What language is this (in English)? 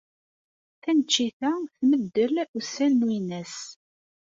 Kabyle